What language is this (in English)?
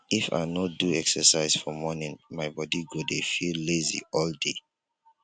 Nigerian Pidgin